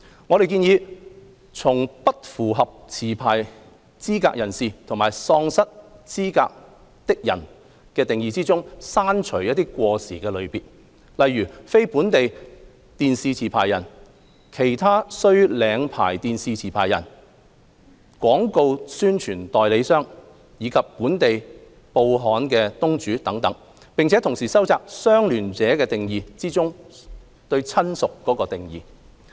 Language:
Cantonese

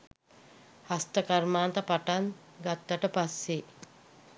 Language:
Sinhala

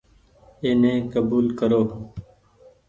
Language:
Goaria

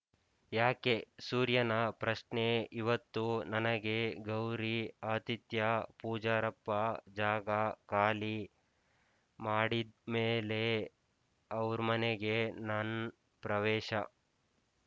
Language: Kannada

